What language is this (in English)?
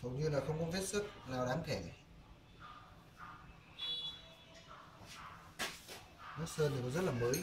Vietnamese